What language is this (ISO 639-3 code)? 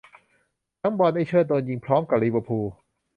tha